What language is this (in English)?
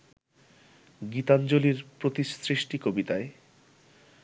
Bangla